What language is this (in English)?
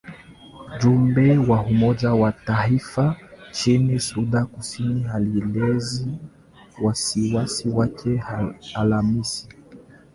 Swahili